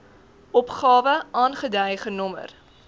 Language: Afrikaans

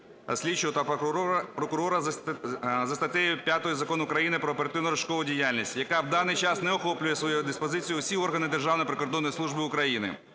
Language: Ukrainian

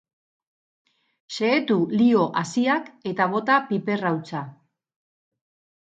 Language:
Basque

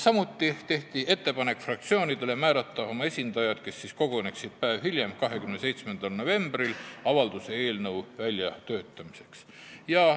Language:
Estonian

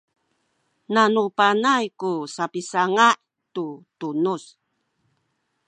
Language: Sakizaya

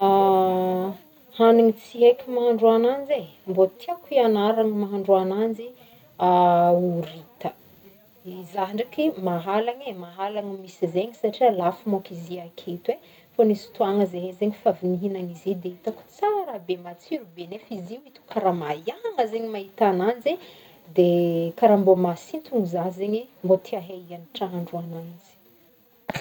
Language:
Northern Betsimisaraka Malagasy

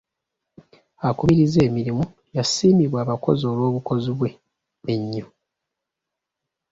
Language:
Ganda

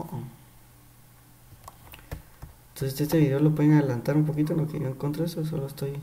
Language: Spanish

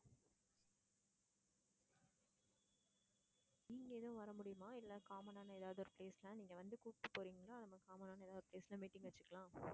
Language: Tamil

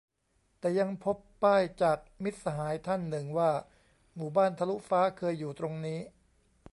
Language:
Thai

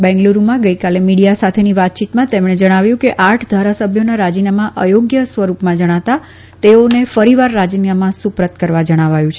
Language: Gujarati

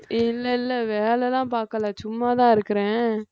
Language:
Tamil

